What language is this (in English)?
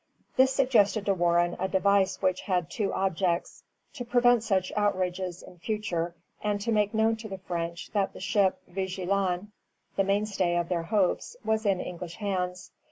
English